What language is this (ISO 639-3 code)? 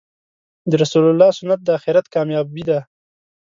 pus